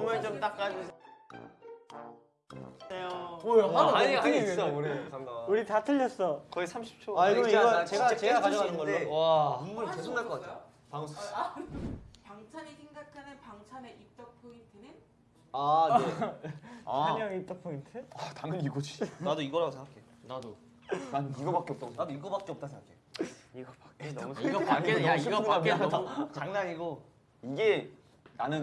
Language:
Korean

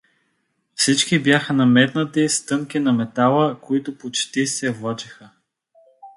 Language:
Bulgarian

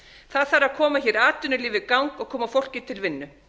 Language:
Icelandic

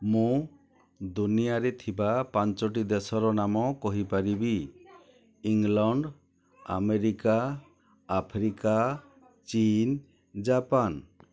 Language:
Odia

